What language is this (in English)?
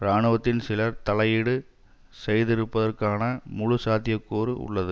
Tamil